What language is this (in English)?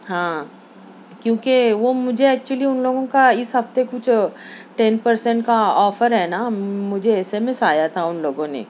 Urdu